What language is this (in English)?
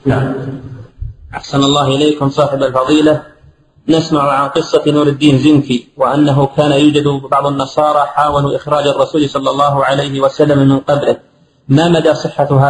Arabic